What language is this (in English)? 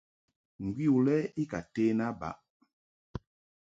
Mungaka